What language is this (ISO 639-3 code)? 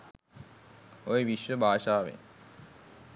sin